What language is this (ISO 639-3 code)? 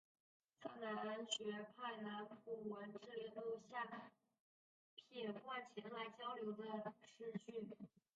zho